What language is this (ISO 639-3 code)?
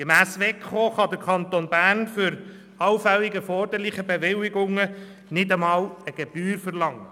gsw